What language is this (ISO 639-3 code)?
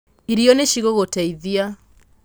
kik